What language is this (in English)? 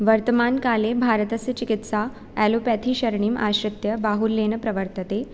Sanskrit